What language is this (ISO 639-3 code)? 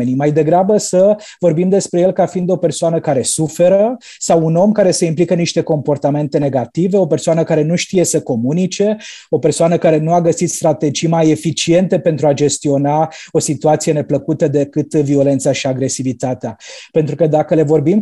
ron